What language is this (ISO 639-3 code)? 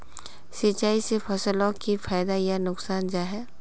mag